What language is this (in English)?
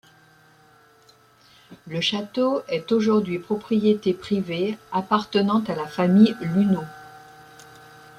French